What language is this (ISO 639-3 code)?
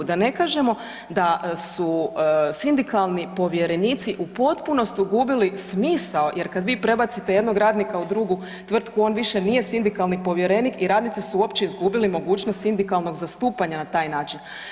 hrv